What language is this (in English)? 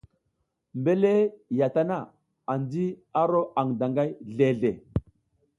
South Giziga